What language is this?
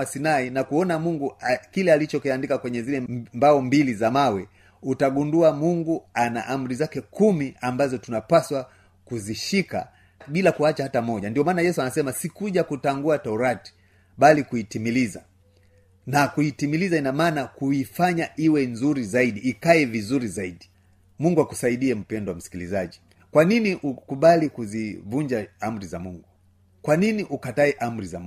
Swahili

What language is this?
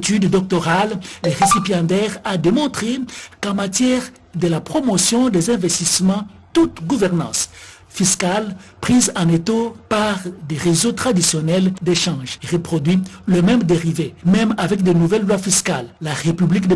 French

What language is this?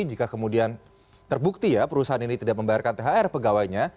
Indonesian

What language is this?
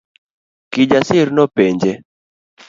Luo (Kenya and Tanzania)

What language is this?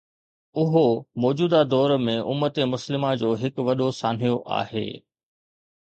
Sindhi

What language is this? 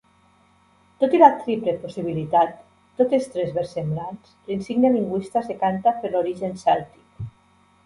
Catalan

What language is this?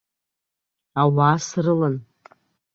Abkhazian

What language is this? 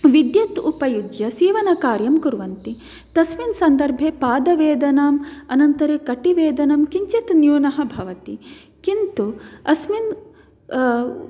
Sanskrit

